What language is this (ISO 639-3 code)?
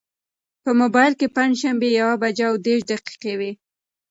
pus